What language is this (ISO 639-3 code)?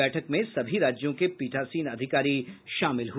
hin